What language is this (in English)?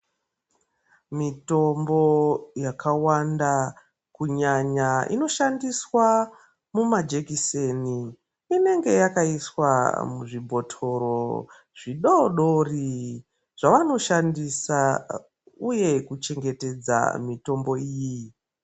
Ndau